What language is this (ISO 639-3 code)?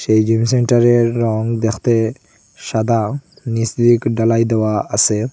ben